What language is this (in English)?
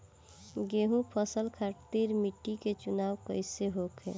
Bhojpuri